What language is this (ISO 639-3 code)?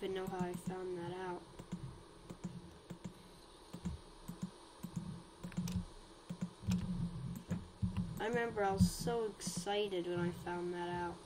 eng